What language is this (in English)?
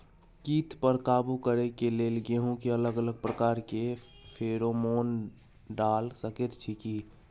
Maithili